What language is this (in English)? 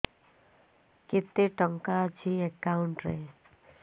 Odia